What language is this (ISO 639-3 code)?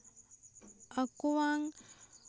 sat